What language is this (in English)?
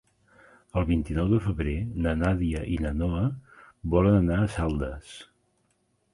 Catalan